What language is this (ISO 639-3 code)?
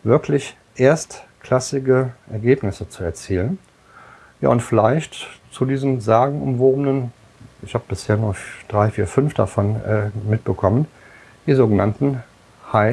deu